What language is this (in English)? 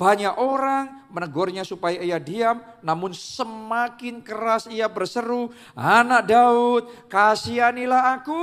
Indonesian